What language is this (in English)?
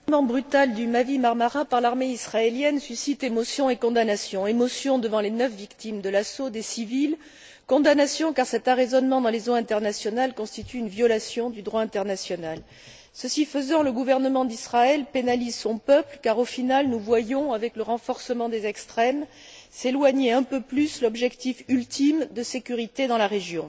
French